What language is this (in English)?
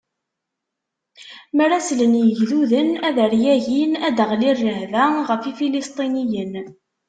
Kabyle